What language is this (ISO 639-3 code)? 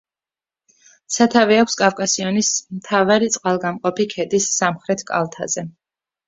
kat